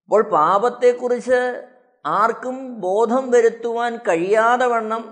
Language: Malayalam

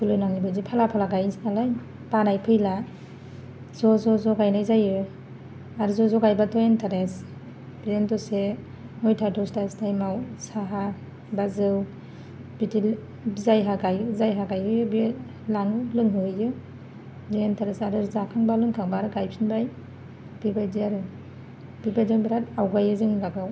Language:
Bodo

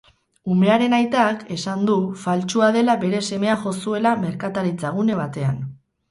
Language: Basque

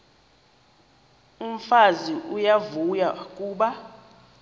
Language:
Xhosa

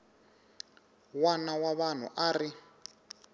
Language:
Tsonga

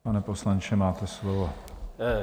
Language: Czech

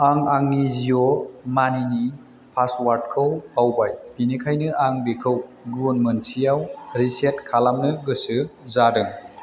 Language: Bodo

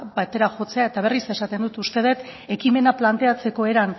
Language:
Basque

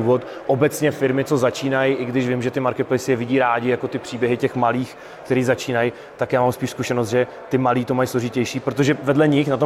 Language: Czech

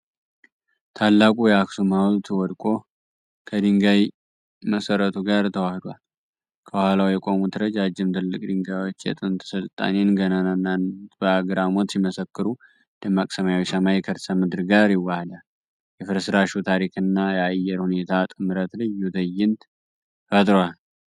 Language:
Amharic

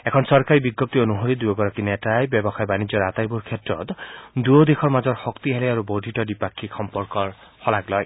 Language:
Assamese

